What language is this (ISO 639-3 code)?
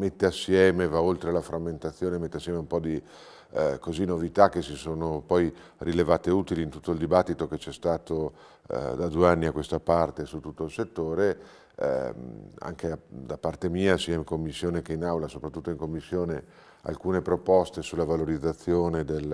ita